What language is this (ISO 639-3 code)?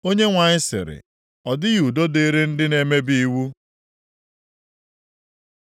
ibo